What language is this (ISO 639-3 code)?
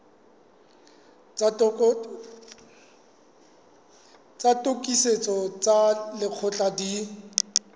sot